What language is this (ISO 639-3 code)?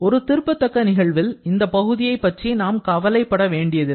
tam